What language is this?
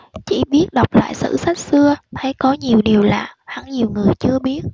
Vietnamese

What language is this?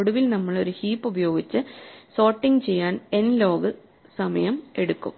Malayalam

